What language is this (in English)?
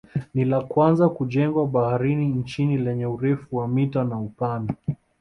Swahili